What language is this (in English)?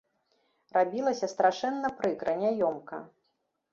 Belarusian